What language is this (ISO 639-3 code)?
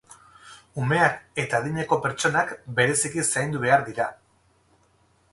eus